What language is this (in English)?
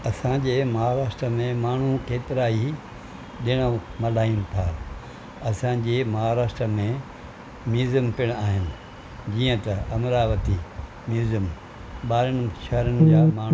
Sindhi